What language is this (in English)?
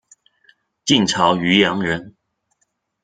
Chinese